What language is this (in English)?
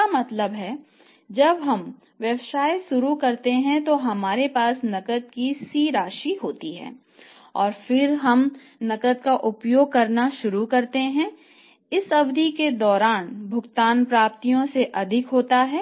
Hindi